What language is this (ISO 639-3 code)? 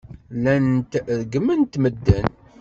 kab